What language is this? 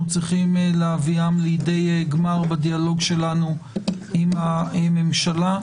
Hebrew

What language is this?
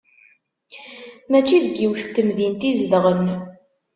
Kabyle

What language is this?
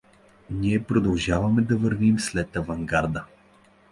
Bulgarian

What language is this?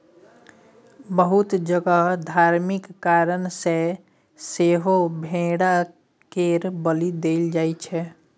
Maithili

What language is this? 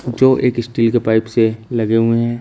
Hindi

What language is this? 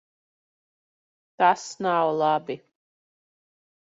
Latvian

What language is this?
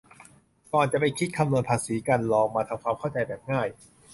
Thai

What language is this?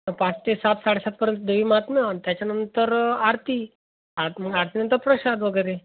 Marathi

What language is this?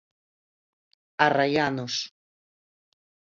Galician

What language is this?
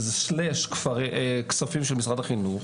Hebrew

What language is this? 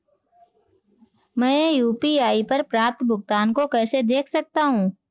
Hindi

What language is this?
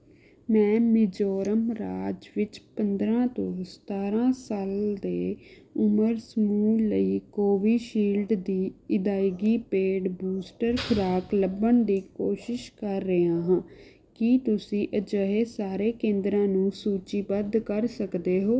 Punjabi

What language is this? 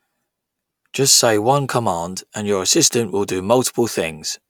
English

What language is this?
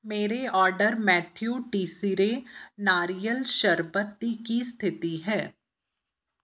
Punjabi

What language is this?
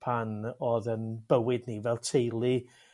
Welsh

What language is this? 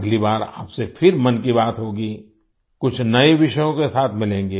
Hindi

